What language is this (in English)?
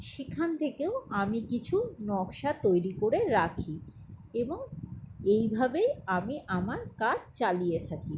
Bangla